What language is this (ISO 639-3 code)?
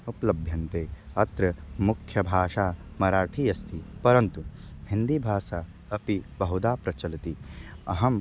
san